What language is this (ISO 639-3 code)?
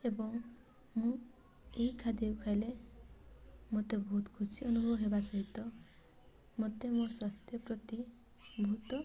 ori